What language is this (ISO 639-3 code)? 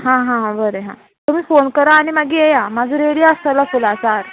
kok